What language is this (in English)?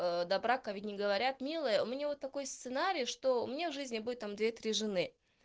Russian